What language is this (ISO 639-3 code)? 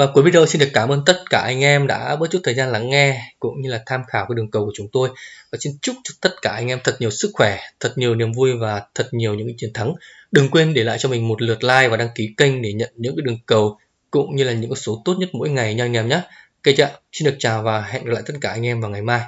vie